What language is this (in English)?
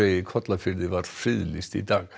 Icelandic